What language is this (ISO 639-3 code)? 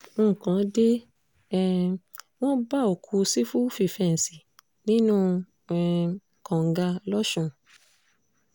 yor